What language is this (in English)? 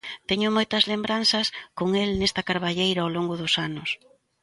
Galician